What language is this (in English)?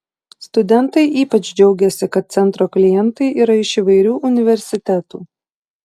Lithuanian